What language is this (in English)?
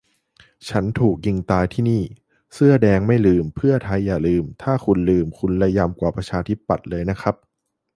Thai